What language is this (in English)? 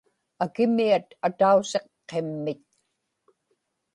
Inupiaq